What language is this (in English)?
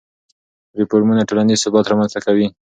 Pashto